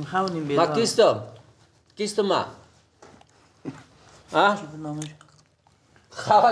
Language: Arabic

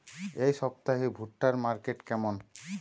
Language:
Bangla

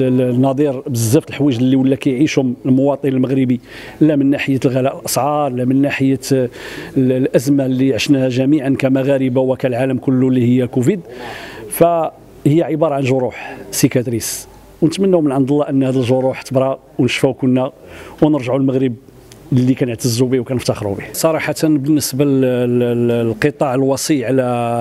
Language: Arabic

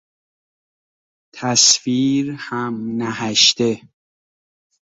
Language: Persian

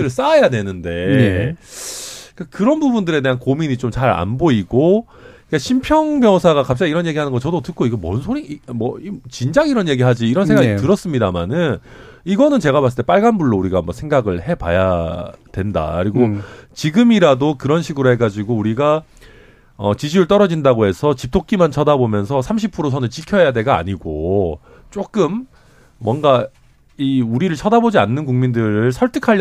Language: Korean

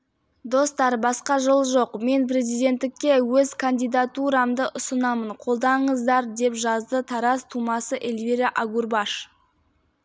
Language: Kazakh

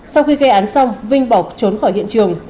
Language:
Vietnamese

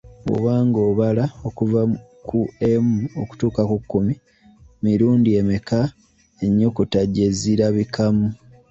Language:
Ganda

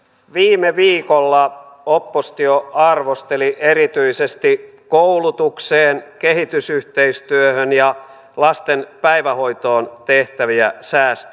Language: Finnish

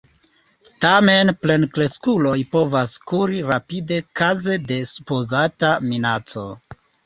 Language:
Esperanto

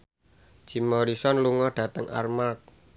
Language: Javanese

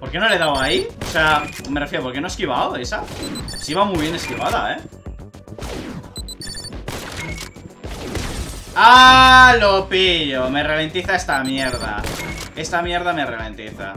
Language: Spanish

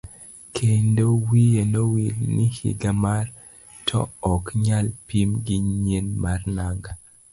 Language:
Luo (Kenya and Tanzania)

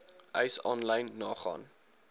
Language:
Afrikaans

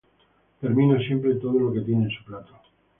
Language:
Spanish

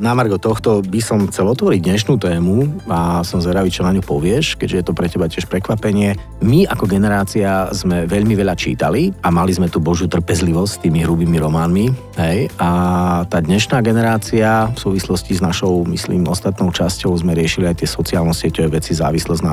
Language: Slovak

